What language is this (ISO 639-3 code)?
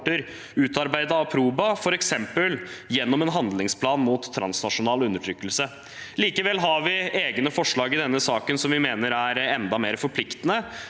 nor